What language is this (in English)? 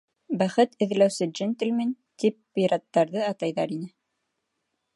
Bashkir